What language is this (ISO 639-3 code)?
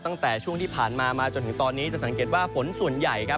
tha